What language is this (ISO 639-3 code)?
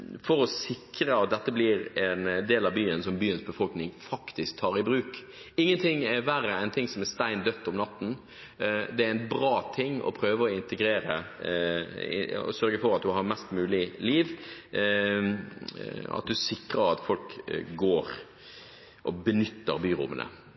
nob